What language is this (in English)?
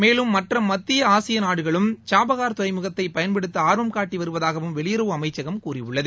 Tamil